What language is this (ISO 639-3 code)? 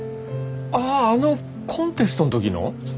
jpn